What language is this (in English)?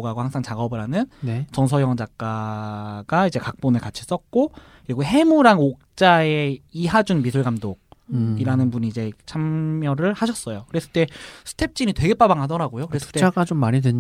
Korean